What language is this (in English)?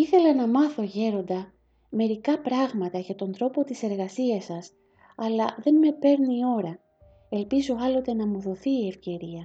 Greek